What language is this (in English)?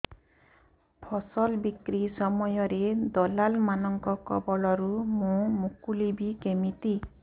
Odia